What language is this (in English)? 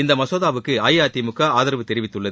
Tamil